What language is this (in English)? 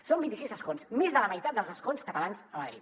Catalan